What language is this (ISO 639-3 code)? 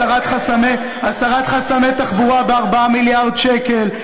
heb